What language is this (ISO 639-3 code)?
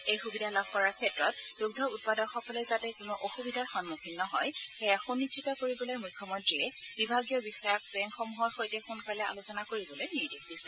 asm